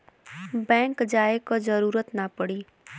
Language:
Bhojpuri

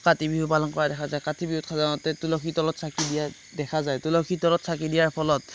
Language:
Assamese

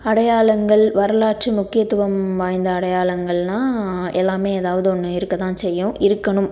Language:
Tamil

